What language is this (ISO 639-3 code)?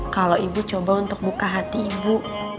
ind